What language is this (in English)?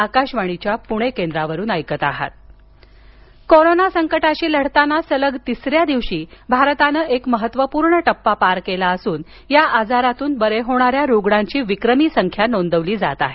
Marathi